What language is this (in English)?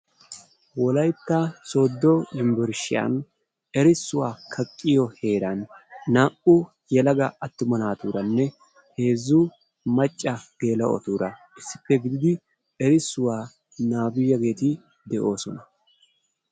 Wolaytta